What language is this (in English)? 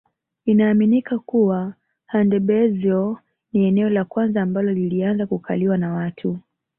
Swahili